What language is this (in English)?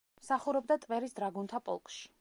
Georgian